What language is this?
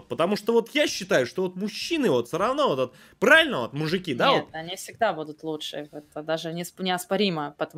Russian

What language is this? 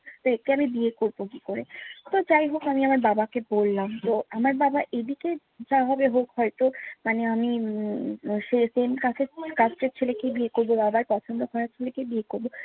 Bangla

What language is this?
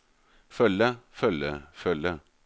Norwegian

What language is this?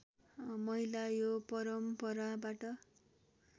Nepali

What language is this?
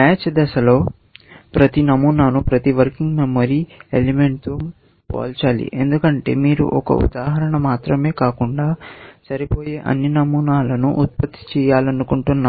Telugu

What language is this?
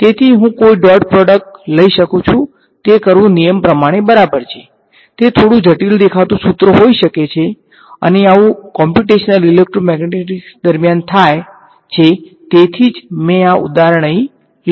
Gujarati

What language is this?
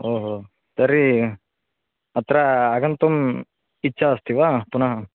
Sanskrit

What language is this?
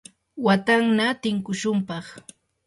Yanahuanca Pasco Quechua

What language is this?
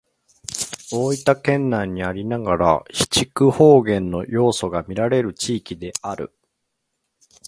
Japanese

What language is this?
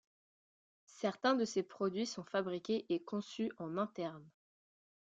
French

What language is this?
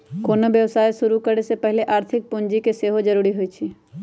Magahi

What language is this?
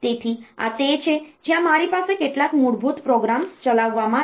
Gujarati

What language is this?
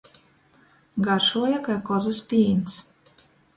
Latgalian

